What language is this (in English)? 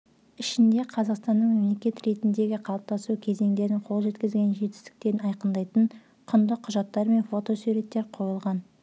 Kazakh